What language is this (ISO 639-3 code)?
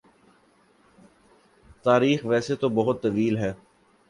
urd